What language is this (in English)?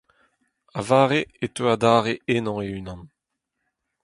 Breton